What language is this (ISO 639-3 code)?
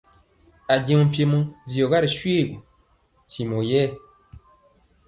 mcx